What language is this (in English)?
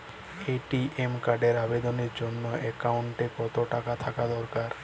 Bangla